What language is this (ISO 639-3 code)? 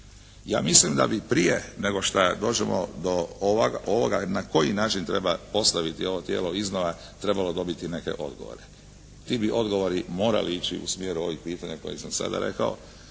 hrv